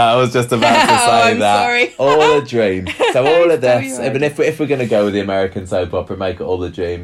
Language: English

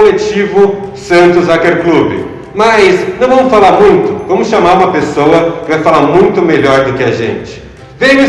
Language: Portuguese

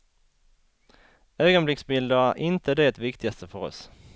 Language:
Swedish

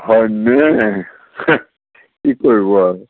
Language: Assamese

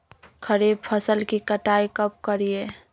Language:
Magahi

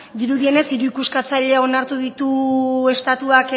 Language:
Basque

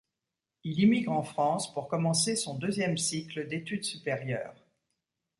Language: French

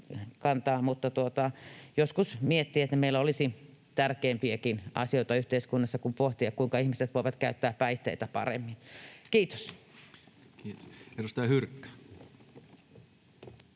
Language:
Finnish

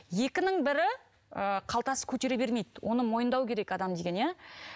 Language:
Kazakh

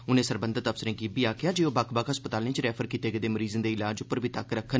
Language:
Dogri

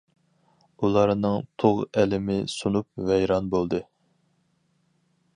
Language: Uyghur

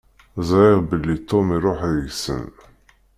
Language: Kabyle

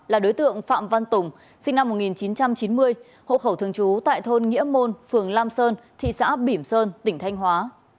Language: Vietnamese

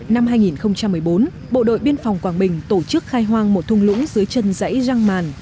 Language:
Vietnamese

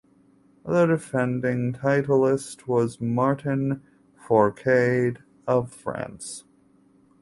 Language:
English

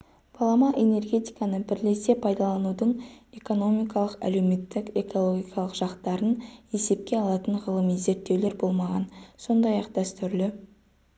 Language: Kazakh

